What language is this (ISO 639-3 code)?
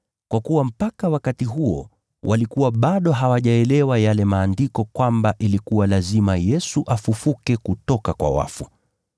swa